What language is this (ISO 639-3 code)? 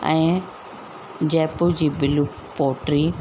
snd